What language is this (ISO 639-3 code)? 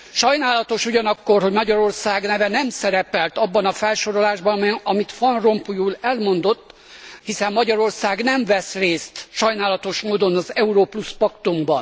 hun